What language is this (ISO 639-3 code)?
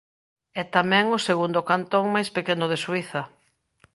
glg